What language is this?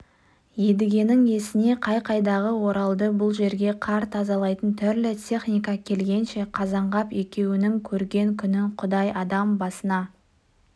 Kazakh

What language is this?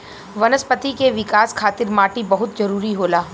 Bhojpuri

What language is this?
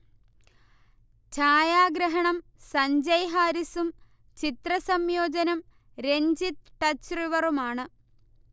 Malayalam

